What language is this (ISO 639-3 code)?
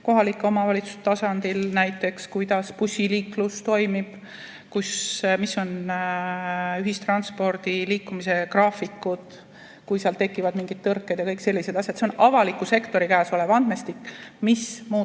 est